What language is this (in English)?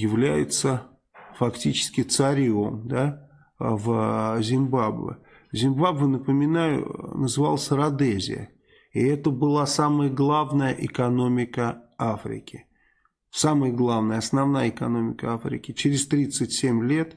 Russian